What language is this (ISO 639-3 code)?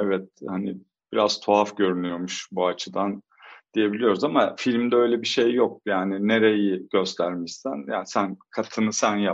tur